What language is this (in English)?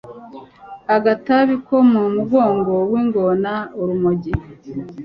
Kinyarwanda